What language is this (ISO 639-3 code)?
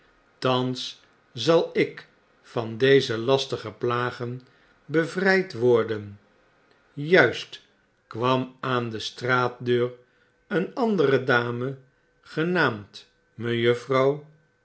nld